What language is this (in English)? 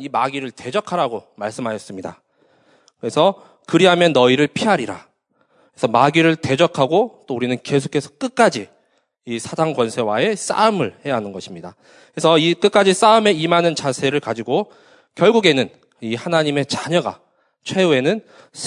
Korean